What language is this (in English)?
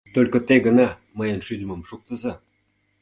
Mari